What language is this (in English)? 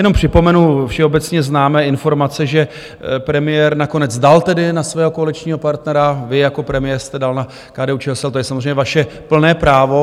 Czech